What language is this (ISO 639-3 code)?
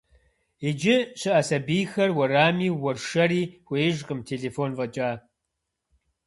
kbd